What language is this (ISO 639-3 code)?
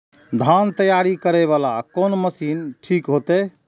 mai